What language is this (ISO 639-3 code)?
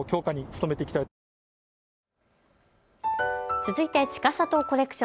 jpn